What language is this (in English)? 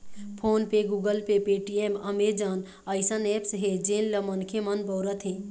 Chhattisgarhi